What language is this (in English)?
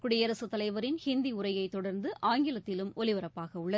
Tamil